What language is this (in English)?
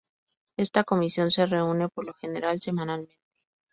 Spanish